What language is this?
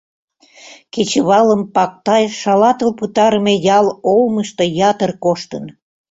Mari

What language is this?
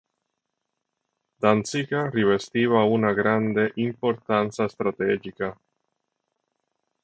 Italian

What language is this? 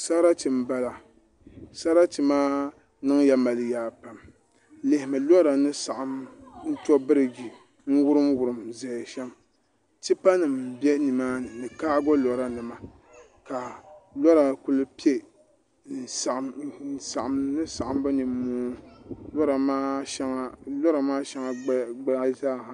Dagbani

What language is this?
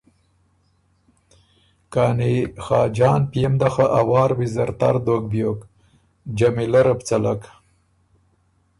Ormuri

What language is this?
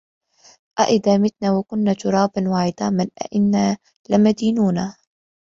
Arabic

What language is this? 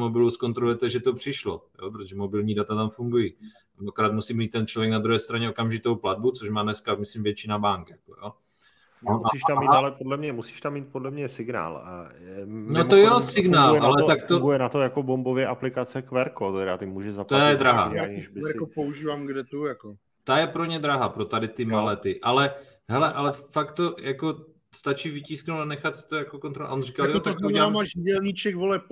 Czech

